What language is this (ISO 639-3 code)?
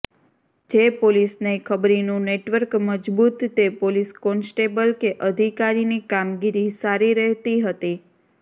guj